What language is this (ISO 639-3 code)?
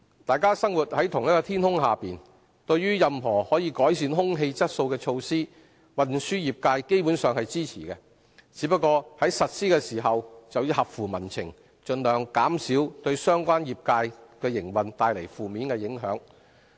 yue